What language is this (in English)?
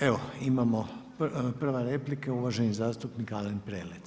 Croatian